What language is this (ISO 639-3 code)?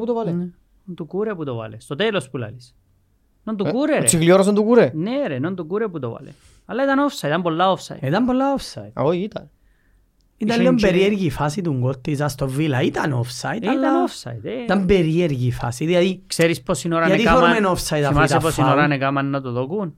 ell